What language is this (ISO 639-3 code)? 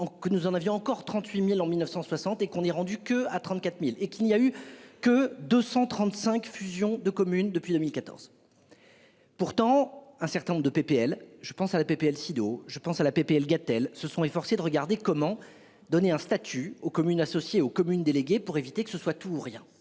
fra